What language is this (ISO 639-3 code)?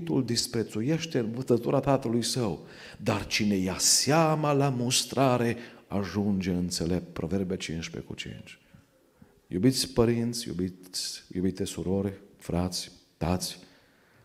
ron